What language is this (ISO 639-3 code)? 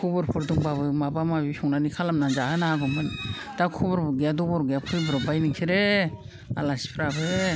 brx